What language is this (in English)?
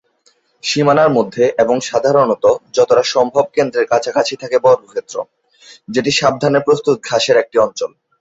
Bangla